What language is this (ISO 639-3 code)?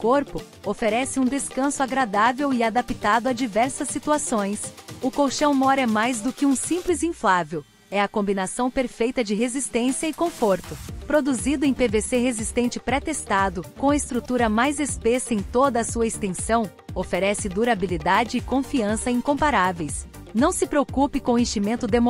por